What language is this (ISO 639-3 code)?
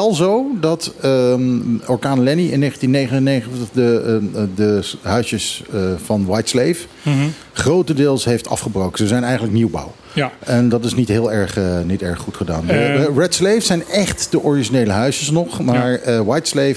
nld